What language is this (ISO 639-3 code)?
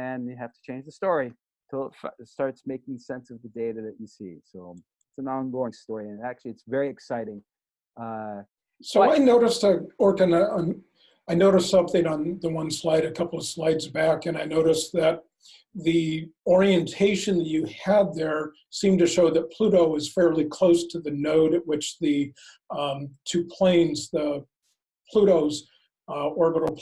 eng